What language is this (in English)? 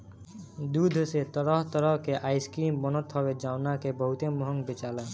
Bhojpuri